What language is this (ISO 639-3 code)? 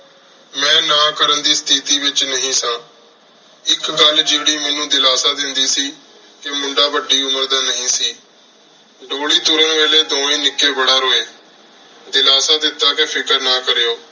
pan